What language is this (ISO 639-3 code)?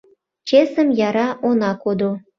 chm